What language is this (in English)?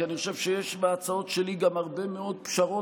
Hebrew